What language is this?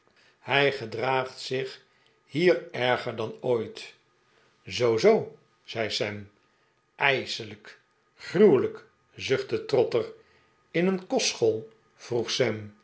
Dutch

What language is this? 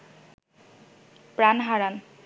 Bangla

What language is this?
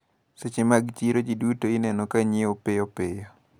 Luo (Kenya and Tanzania)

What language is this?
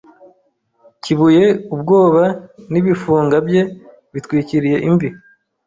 Kinyarwanda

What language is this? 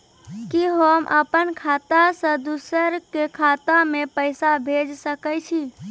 Maithili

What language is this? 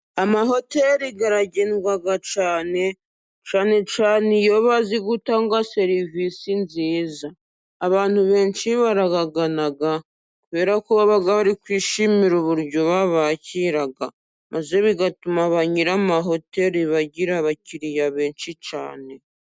Kinyarwanda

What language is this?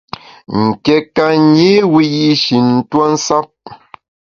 Bamun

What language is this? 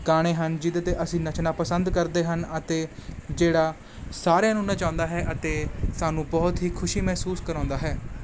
Punjabi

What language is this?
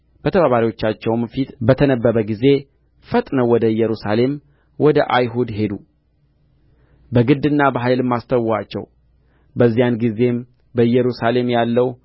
Amharic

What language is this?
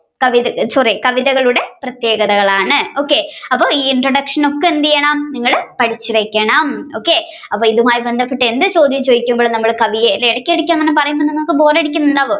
Malayalam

